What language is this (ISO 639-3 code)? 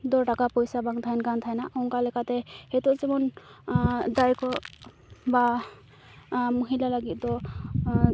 sat